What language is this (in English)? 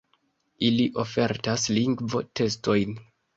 Esperanto